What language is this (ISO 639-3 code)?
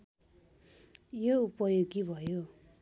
nep